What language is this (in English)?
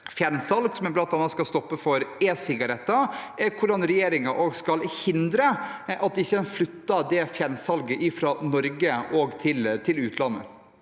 Norwegian